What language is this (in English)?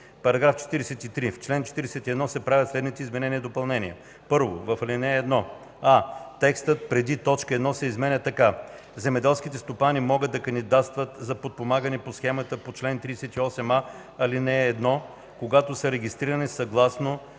Bulgarian